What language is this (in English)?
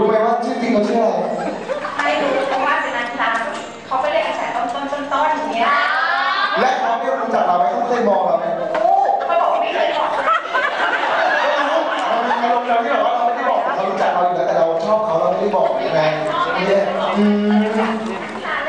Thai